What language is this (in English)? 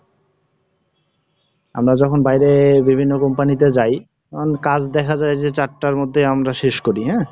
Bangla